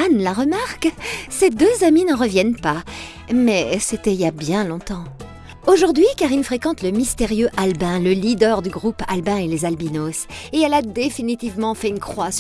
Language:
French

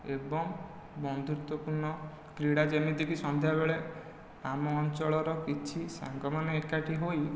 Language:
Odia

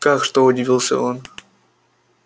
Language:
Russian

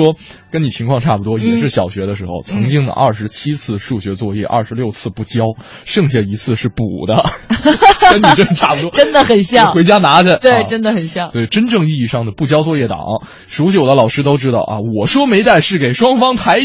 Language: Chinese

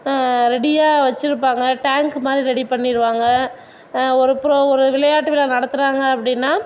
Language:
Tamil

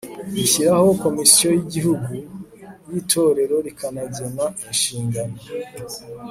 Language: Kinyarwanda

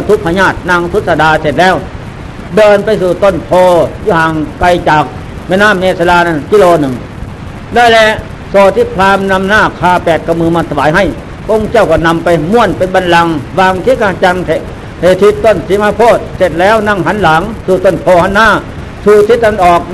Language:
Thai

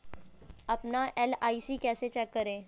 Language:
Hindi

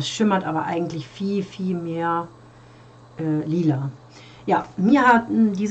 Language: German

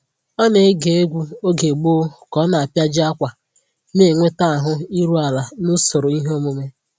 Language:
Igbo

